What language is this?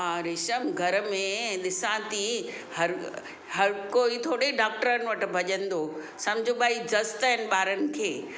Sindhi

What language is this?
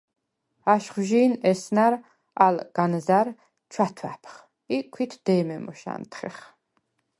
Svan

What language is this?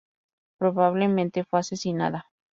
Spanish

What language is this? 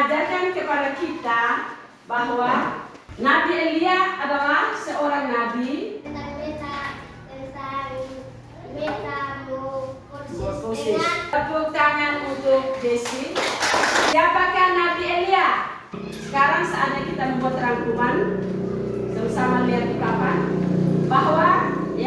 Indonesian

